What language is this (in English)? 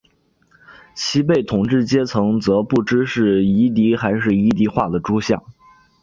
Chinese